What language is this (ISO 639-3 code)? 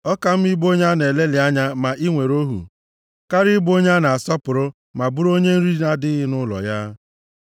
ibo